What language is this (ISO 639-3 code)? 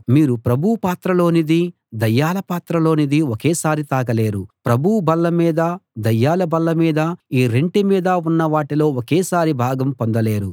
tel